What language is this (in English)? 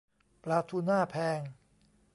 Thai